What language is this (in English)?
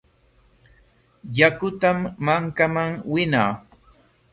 Corongo Ancash Quechua